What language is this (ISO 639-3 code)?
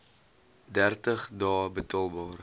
afr